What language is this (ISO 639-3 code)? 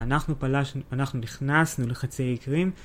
heb